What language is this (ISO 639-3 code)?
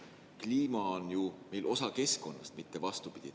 est